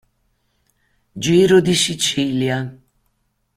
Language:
Italian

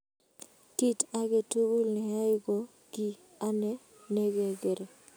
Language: Kalenjin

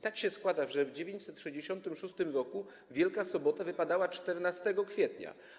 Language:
Polish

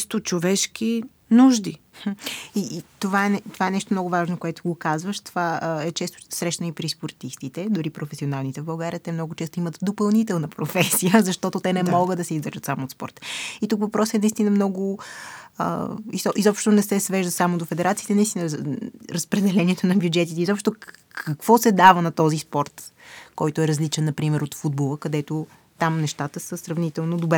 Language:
Bulgarian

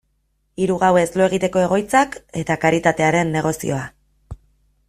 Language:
Basque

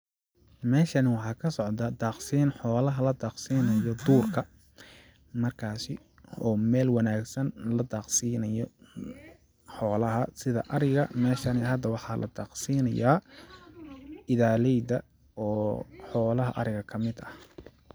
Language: Somali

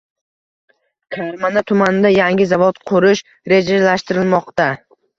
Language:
Uzbek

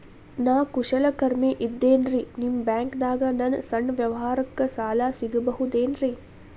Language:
Kannada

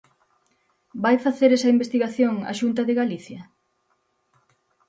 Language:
Galician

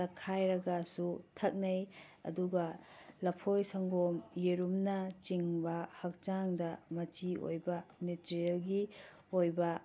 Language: Manipuri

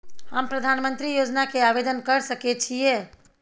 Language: Maithili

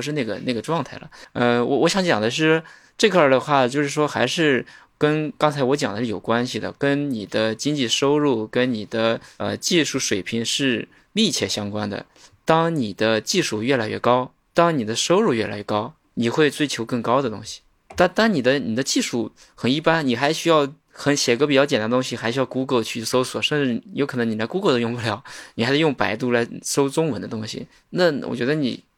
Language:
Chinese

